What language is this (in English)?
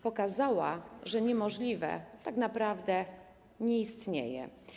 Polish